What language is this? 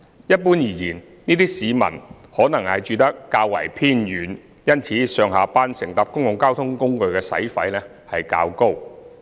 Cantonese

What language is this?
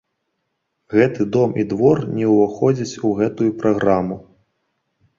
Belarusian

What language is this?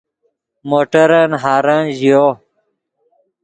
Yidgha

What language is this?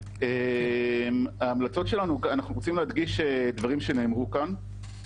Hebrew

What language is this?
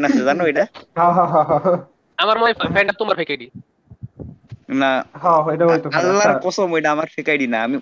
Bangla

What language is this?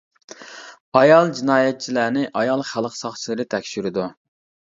Uyghur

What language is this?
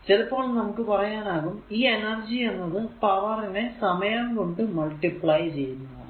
Malayalam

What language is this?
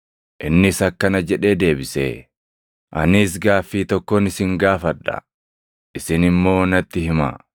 Oromo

